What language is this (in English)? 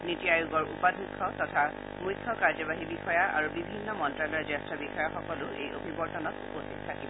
Assamese